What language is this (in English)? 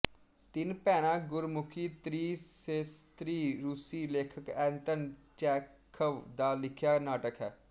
Punjabi